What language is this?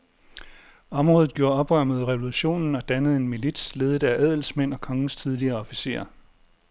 Danish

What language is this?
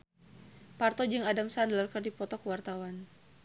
Sundanese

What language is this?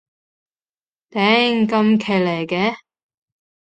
Cantonese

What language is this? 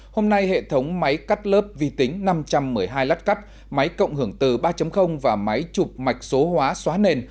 Vietnamese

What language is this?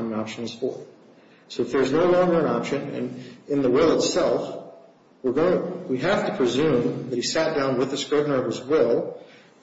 English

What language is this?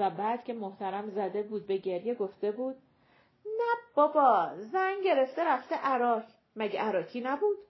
Persian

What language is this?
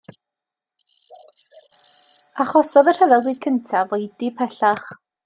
Welsh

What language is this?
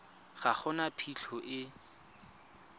Tswana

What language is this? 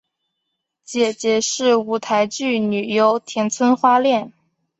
Chinese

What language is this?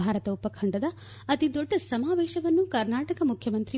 Kannada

